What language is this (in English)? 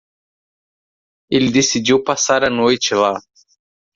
Portuguese